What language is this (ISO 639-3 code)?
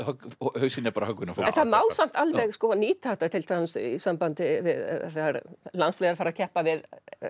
isl